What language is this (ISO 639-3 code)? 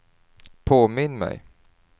swe